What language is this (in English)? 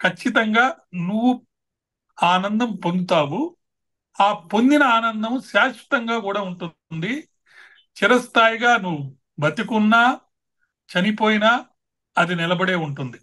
Telugu